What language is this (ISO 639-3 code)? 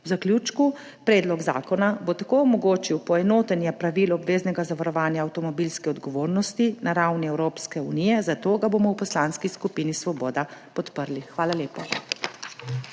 slv